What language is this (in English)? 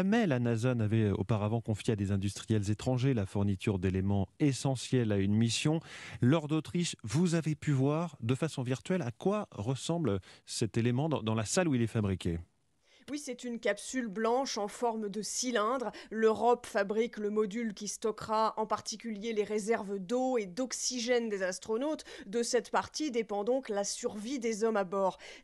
French